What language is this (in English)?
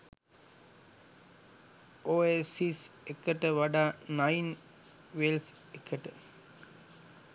Sinhala